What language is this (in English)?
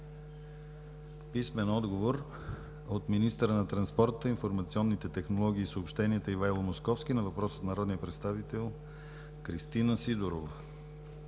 Bulgarian